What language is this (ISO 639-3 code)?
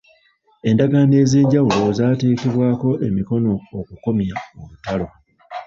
lug